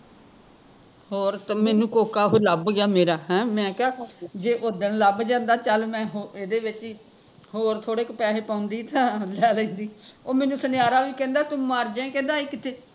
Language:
Punjabi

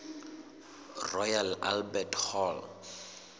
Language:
Southern Sotho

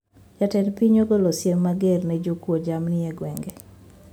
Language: Luo (Kenya and Tanzania)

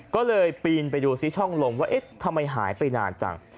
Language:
Thai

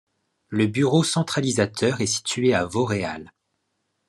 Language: French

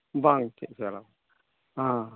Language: Santali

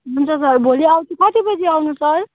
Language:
Nepali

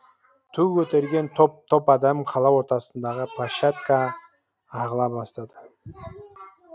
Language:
Kazakh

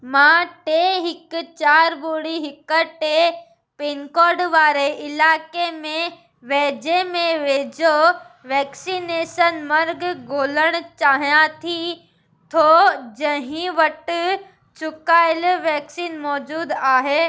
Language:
Sindhi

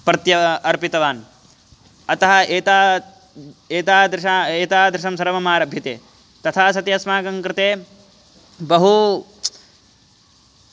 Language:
Sanskrit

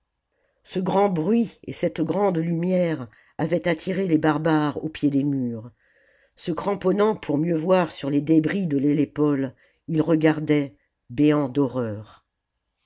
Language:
French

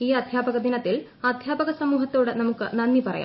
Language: Malayalam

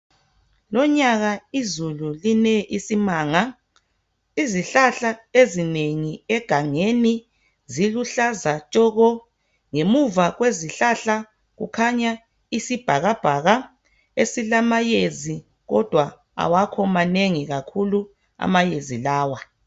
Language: North Ndebele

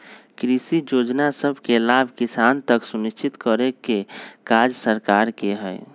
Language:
Magahi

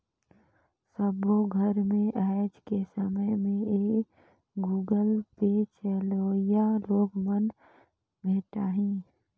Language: Chhattisgarhi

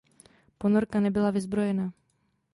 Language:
Czech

